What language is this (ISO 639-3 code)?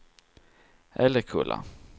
swe